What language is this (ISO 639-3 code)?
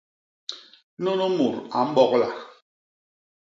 bas